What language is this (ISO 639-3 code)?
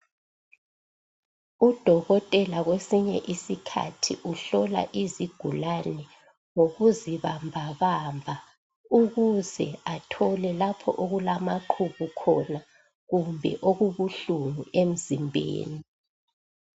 nde